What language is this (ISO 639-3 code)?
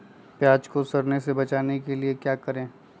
mag